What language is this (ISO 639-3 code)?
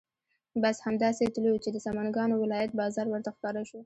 pus